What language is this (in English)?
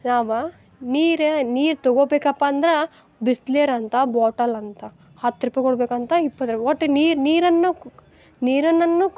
Kannada